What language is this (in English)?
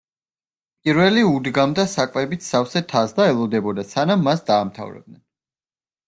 Georgian